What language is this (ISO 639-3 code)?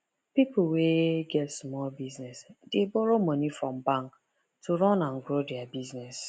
pcm